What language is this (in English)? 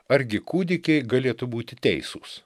Lithuanian